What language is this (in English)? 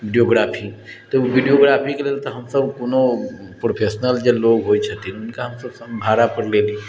Maithili